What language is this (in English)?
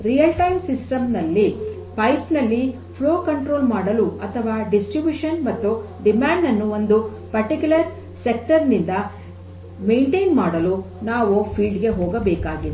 Kannada